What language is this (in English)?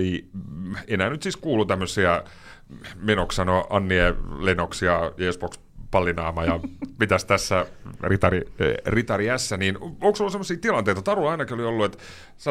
Finnish